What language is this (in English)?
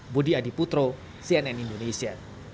Indonesian